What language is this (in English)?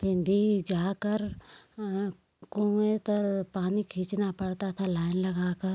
Hindi